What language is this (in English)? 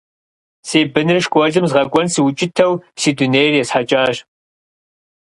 Kabardian